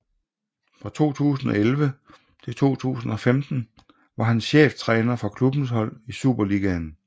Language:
Danish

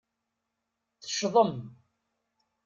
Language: Kabyle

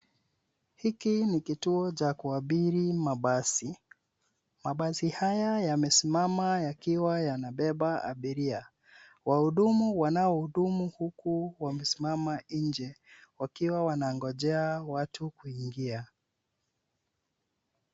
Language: Swahili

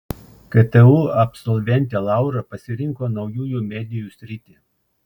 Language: Lithuanian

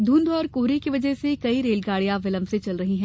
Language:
Hindi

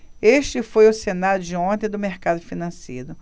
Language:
Portuguese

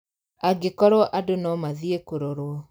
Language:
Kikuyu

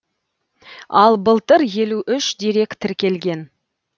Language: Kazakh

